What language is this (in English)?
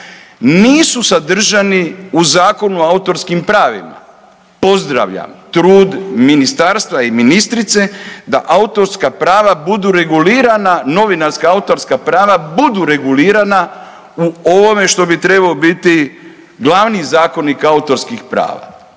Croatian